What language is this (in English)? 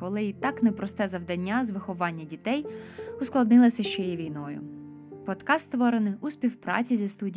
Ukrainian